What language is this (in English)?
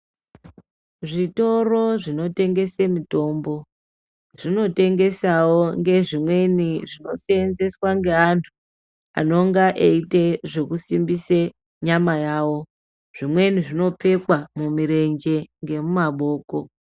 Ndau